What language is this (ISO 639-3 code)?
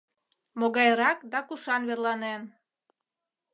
chm